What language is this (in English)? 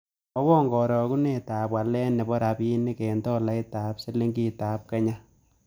Kalenjin